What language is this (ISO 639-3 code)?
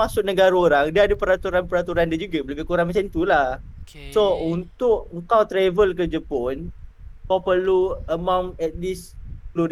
msa